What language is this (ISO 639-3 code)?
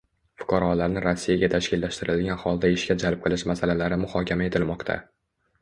uzb